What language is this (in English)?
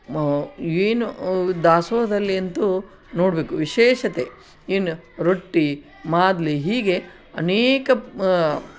Kannada